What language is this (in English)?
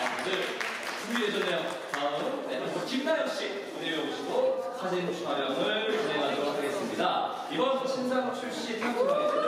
Korean